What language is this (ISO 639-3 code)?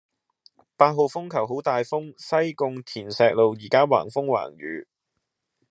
yue